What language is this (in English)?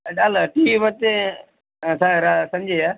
Kannada